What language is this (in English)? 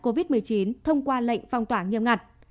Vietnamese